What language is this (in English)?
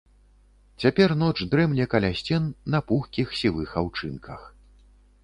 Belarusian